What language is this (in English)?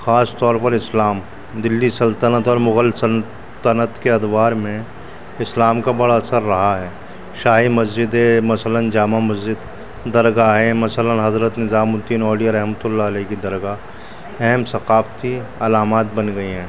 Urdu